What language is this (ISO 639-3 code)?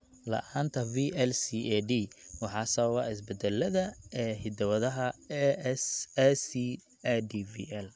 som